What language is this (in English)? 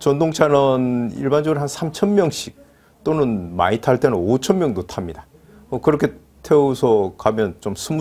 Korean